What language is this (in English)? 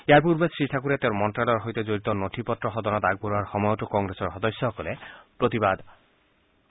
Assamese